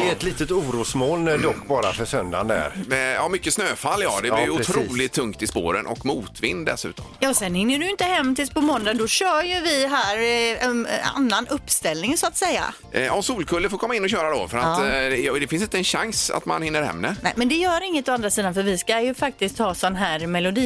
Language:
Swedish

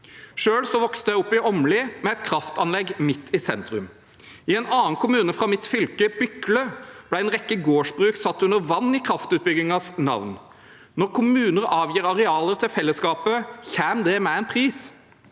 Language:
Norwegian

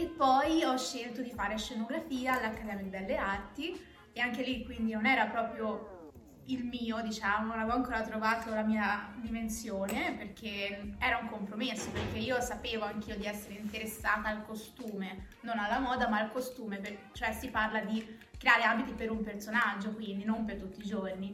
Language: Italian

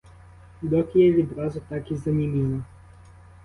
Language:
Ukrainian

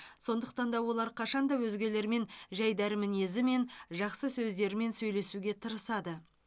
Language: Kazakh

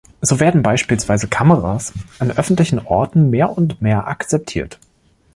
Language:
German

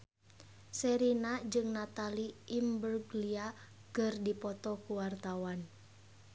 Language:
Sundanese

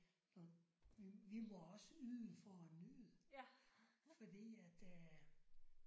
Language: Danish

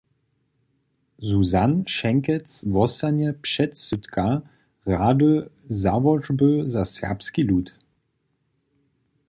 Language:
Upper Sorbian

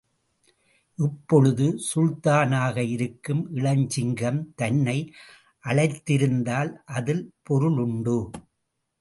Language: Tamil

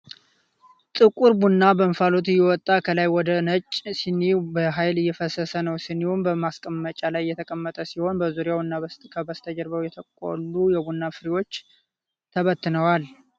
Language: Amharic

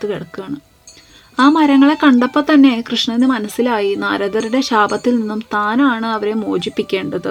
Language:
Malayalam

